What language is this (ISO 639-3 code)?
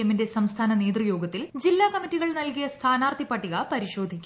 mal